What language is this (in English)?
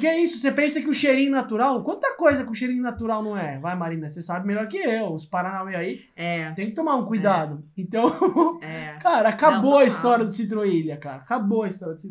Portuguese